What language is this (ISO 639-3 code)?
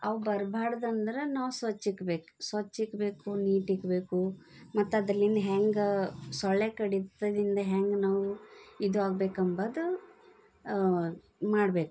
kan